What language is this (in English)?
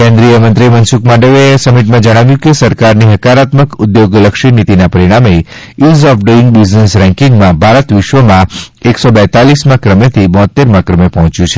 Gujarati